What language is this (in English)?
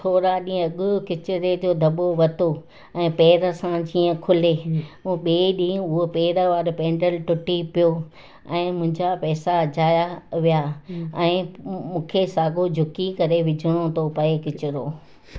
Sindhi